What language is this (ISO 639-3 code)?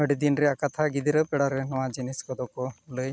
sat